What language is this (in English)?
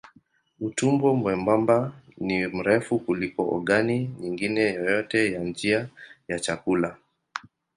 Swahili